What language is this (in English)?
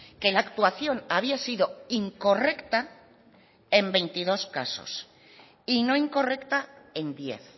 Spanish